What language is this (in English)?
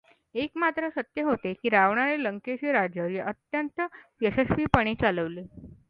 Marathi